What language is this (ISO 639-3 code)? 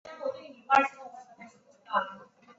zho